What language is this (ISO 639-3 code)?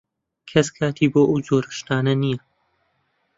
ckb